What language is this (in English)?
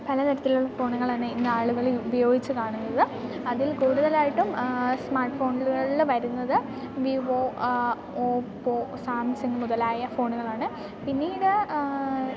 Malayalam